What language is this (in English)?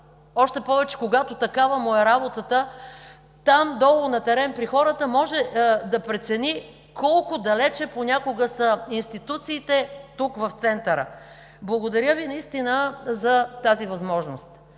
Bulgarian